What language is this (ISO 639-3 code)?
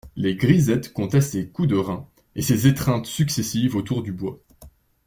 fra